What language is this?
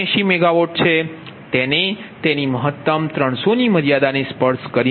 Gujarati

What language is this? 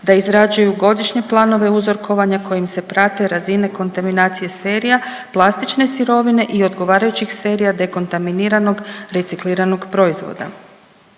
Croatian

